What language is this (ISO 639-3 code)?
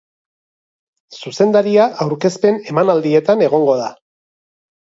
eus